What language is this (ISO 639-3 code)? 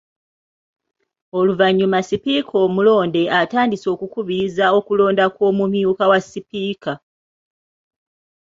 lug